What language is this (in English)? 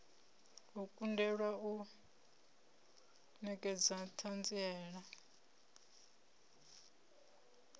Venda